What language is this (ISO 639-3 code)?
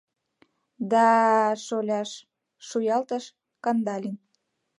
chm